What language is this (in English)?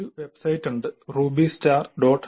Malayalam